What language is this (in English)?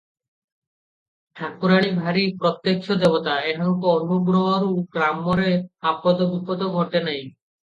Odia